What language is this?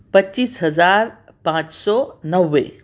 Urdu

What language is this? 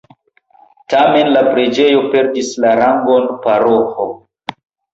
Esperanto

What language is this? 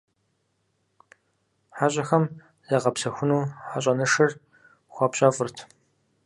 Kabardian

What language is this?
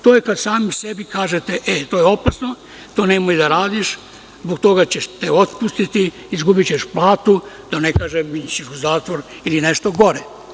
Serbian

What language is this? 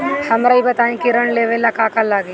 Bhojpuri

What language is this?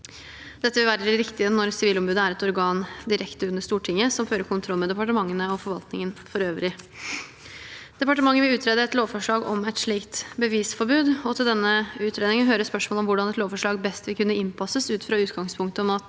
Norwegian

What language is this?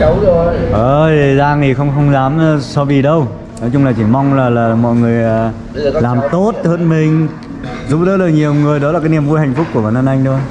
Vietnamese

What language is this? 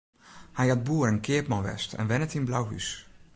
Western Frisian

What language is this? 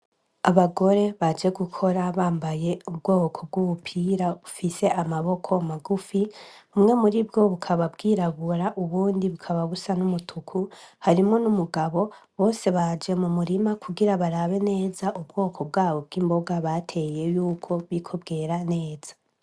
Rundi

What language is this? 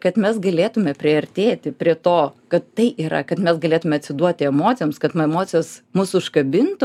Lithuanian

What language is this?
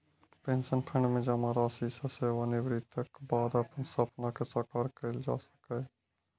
Maithili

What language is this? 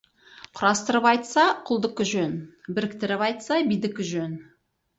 Kazakh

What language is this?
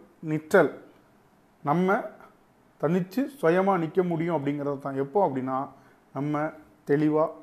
Tamil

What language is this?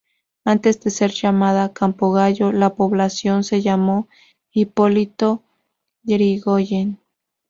Spanish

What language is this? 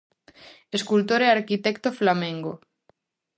Galician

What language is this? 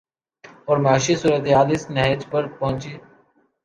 Urdu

